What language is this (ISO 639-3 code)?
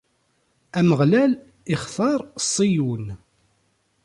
kab